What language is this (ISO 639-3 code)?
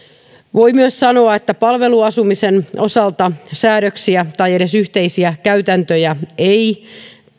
fin